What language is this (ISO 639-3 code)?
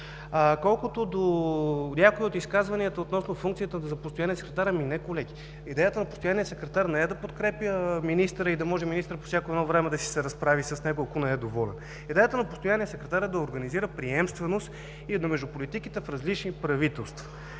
bul